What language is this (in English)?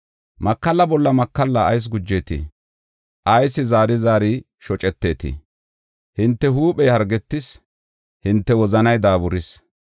Gofa